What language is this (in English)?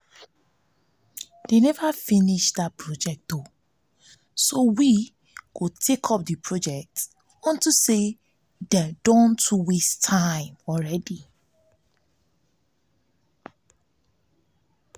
Nigerian Pidgin